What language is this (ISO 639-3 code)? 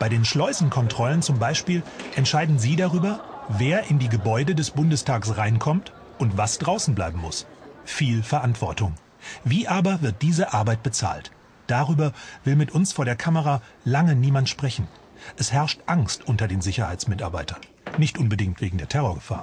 deu